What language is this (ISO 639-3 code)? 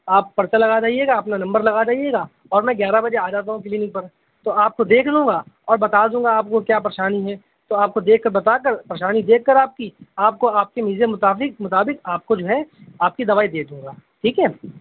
urd